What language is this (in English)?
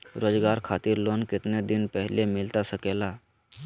Magahi